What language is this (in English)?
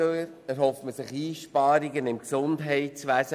Swiss German